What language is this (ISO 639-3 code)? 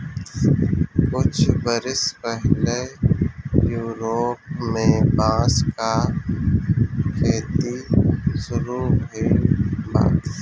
bho